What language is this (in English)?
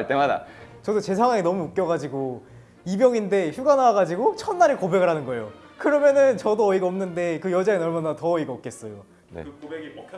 Korean